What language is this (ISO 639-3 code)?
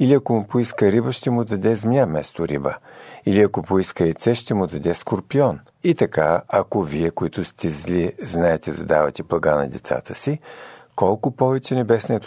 bul